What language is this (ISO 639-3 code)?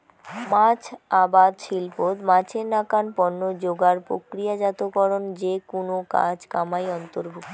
ben